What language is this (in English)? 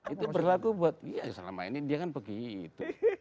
Indonesian